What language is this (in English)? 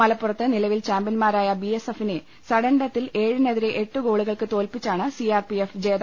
Malayalam